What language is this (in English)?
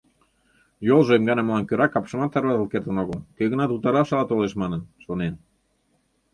Mari